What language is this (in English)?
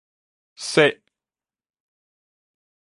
Min Nan Chinese